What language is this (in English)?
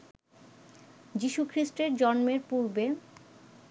Bangla